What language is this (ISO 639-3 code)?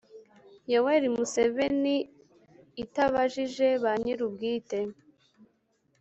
kin